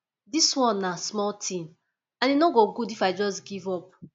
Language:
Nigerian Pidgin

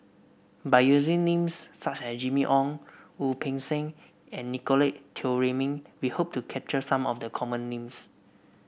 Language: English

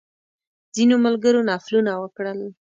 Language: Pashto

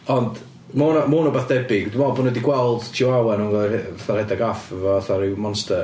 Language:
Welsh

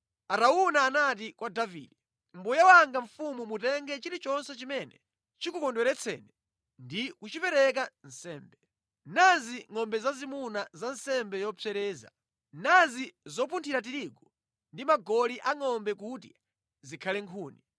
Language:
Nyanja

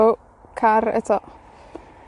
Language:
Welsh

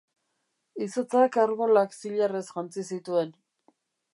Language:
Basque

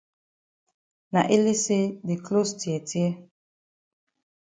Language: Cameroon Pidgin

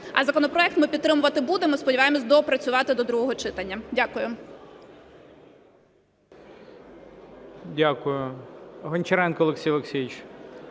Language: Ukrainian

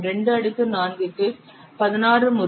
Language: Tamil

